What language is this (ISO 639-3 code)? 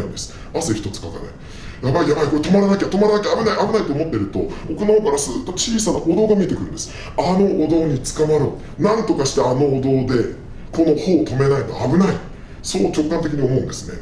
jpn